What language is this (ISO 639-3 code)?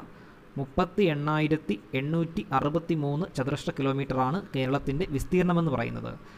hin